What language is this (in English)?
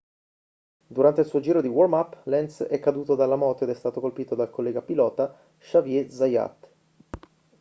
Italian